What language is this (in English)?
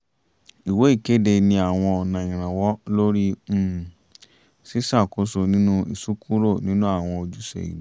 Yoruba